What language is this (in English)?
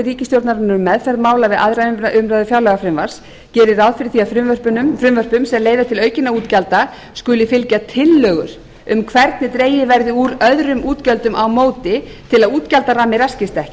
Icelandic